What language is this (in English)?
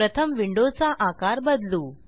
Marathi